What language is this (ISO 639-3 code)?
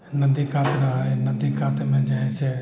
mai